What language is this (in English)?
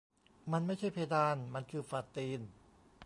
Thai